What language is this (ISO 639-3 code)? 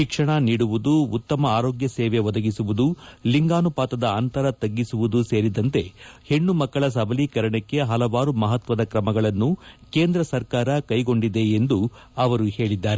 kan